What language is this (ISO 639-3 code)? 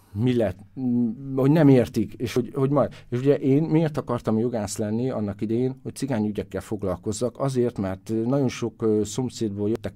hun